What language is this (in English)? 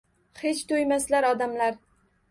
Uzbek